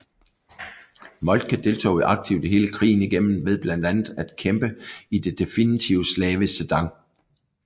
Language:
Danish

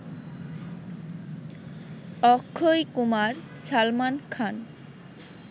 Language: Bangla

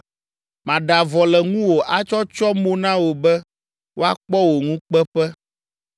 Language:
Ewe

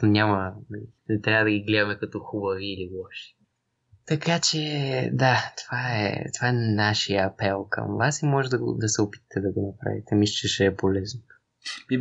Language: Bulgarian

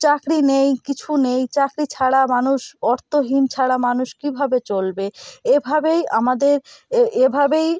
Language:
Bangla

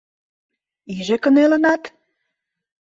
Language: Mari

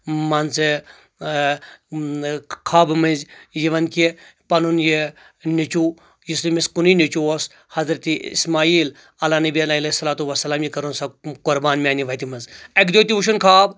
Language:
Kashmiri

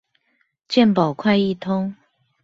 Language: Chinese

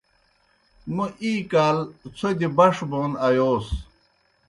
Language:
Kohistani Shina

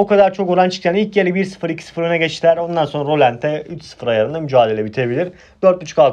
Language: Turkish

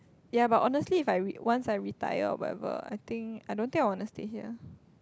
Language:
English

